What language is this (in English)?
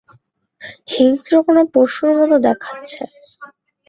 Bangla